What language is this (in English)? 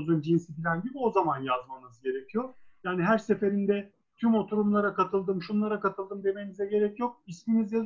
Turkish